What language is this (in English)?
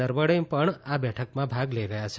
Gujarati